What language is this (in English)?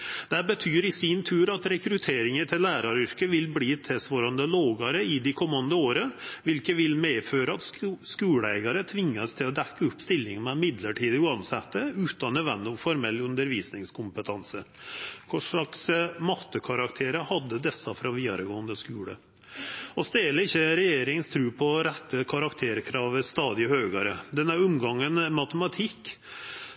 Norwegian Nynorsk